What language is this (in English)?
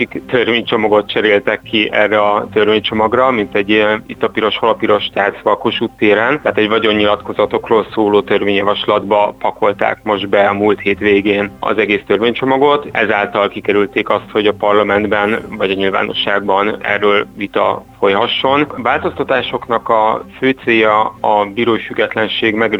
Hungarian